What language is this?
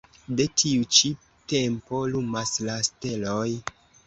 Esperanto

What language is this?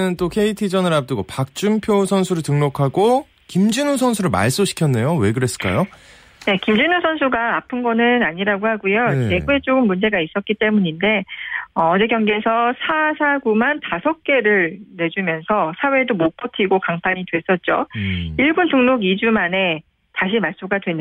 Korean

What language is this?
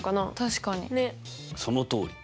Japanese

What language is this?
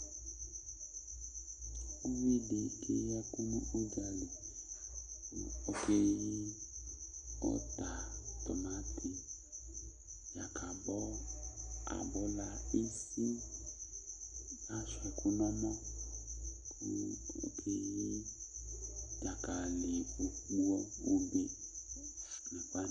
Ikposo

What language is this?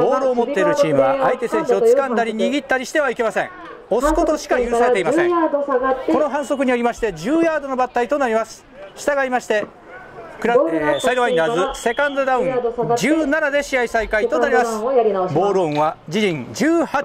Japanese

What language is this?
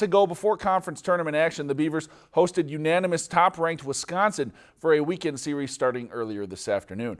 English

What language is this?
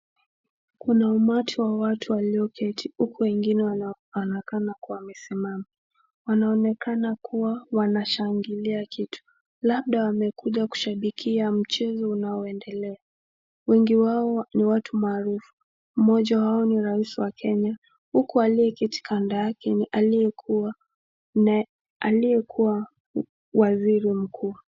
Swahili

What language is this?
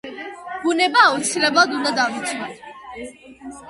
Georgian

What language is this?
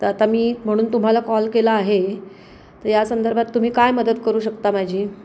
Marathi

